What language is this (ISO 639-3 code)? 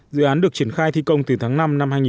vie